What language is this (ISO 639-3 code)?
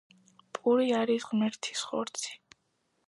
kat